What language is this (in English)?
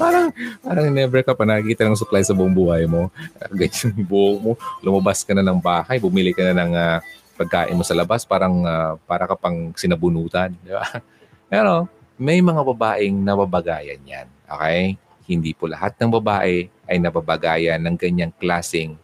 Filipino